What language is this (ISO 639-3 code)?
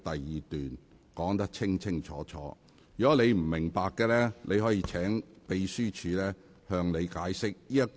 yue